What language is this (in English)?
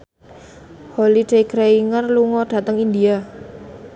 Javanese